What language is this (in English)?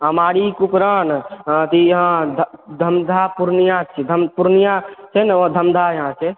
Maithili